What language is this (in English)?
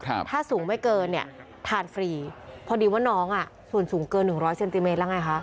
Thai